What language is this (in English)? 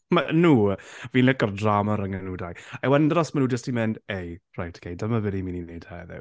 Welsh